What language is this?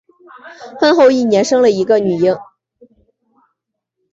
Chinese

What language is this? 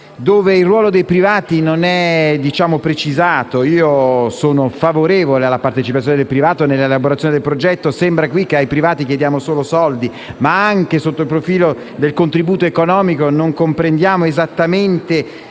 Italian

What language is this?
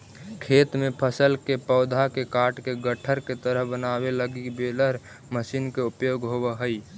Magahi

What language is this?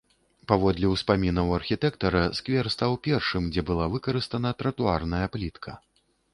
Belarusian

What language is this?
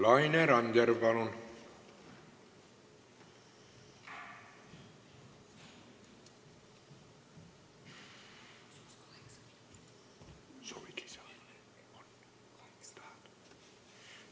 Estonian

